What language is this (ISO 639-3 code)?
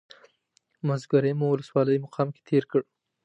pus